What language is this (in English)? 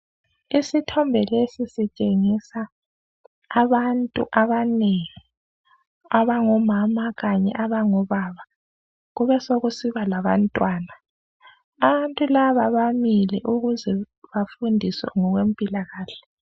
North Ndebele